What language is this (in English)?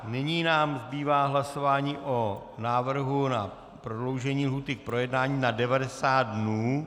Czech